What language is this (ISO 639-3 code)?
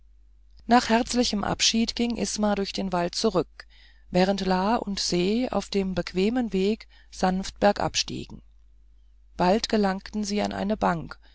deu